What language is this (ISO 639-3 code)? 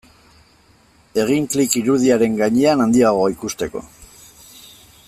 eus